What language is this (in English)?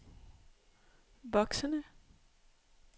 Danish